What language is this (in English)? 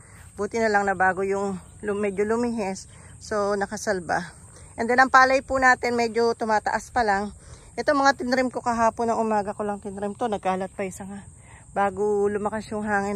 Filipino